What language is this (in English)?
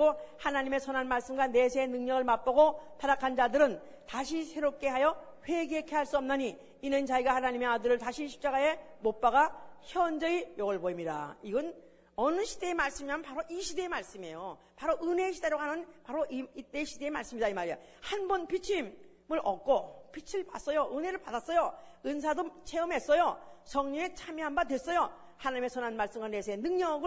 Korean